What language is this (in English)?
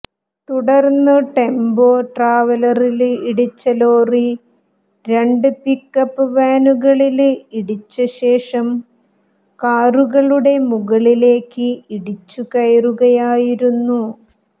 Malayalam